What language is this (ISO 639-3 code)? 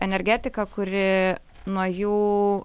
lit